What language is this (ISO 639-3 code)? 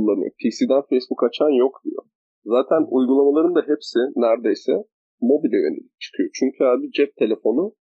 tur